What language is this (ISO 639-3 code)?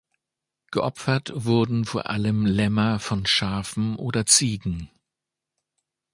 deu